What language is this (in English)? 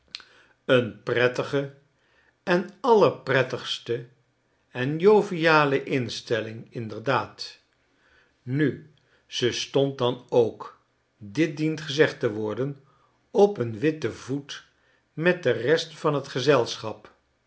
Dutch